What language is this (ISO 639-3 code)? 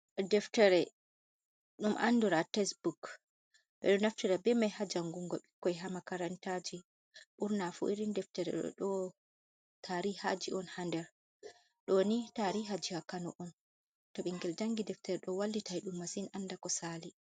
ful